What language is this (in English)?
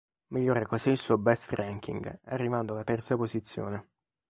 Italian